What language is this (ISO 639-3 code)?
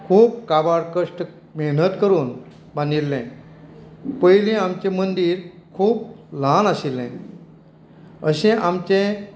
kok